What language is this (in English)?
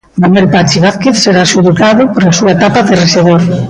Galician